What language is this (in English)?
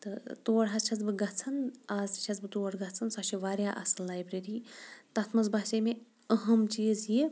Kashmiri